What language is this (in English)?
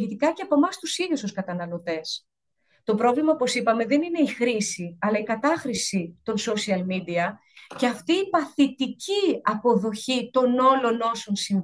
Greek